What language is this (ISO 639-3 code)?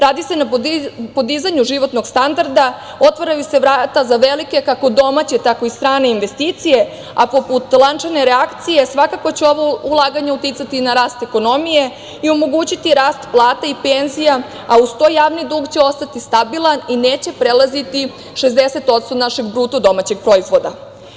srp